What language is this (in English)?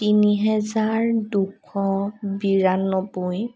Assamese